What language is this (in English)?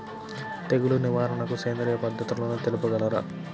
Telugu